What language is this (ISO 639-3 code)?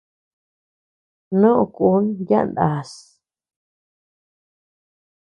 cux